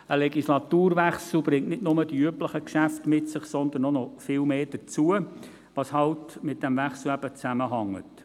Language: Swiss German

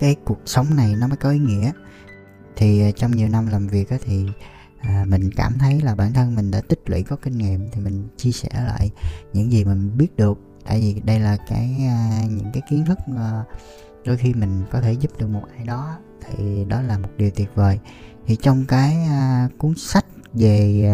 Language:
Vietnamese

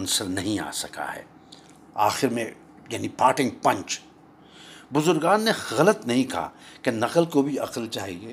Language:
Urdu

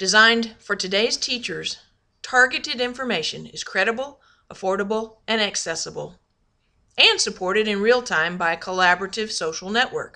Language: English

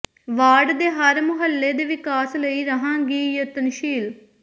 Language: Punjabi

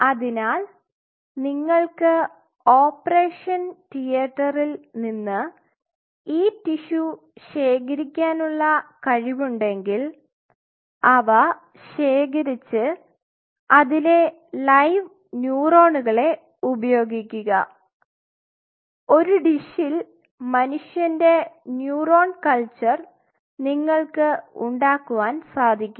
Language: Malayalam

